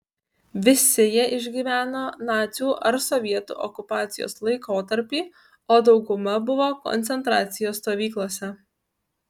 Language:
Lithuanian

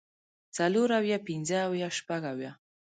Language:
Pashto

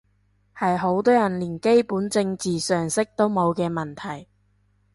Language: Cantonese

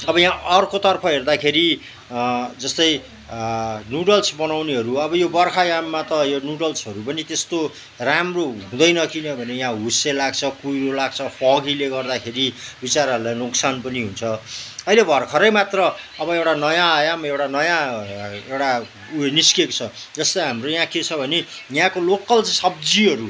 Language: Nepali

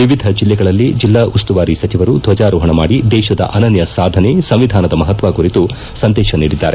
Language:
Kannada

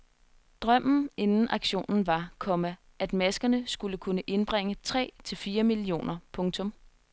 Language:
Danish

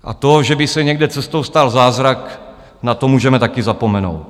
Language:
Czech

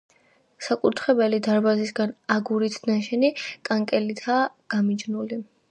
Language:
Georgian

